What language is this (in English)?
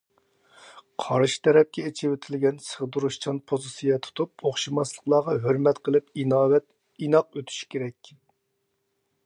Uyghur